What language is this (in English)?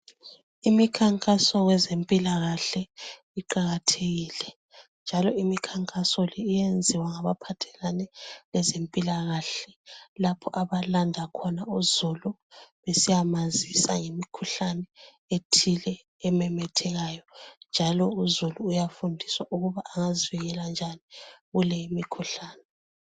North Ndebele